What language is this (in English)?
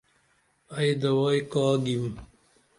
Dameli